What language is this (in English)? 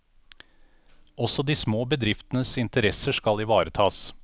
Norwegian